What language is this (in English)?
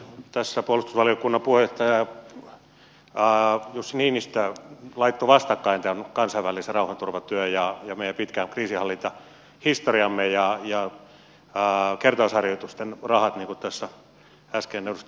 Finnish